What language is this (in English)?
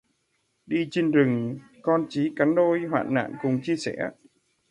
Vietnamese